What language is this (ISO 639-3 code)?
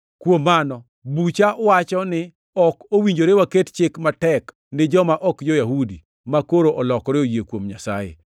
luo